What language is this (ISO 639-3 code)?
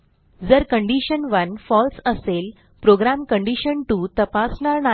mar